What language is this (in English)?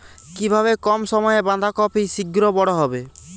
Bangla